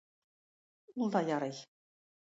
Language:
Tatar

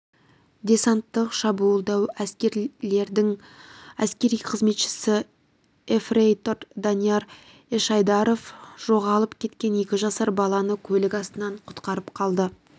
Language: Kazakh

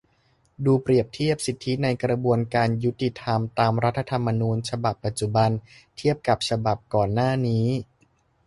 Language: Thai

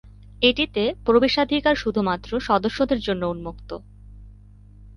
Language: Bangla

